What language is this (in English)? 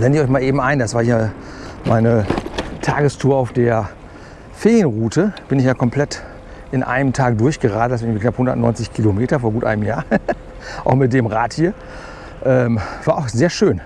German